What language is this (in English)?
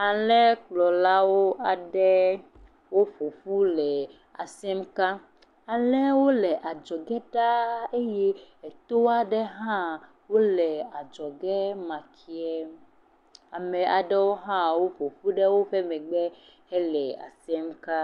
Ewe